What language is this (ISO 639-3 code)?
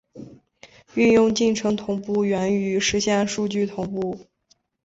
zho